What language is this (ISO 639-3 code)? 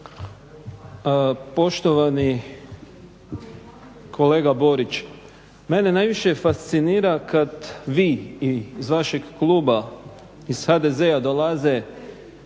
hrv